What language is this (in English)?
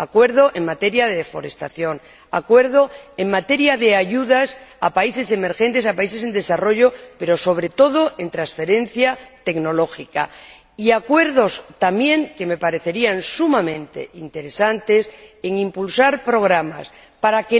Spanish